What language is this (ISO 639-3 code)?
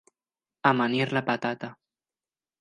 cat